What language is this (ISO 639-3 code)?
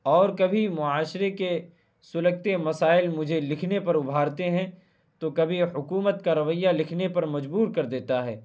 urd